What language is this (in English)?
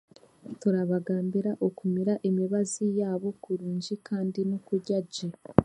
Chiga